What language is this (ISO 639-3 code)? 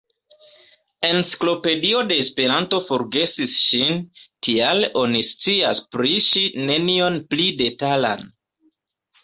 epo